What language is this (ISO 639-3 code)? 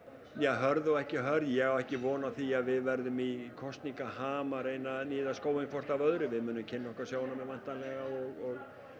isl